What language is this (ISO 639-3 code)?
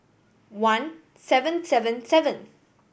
eng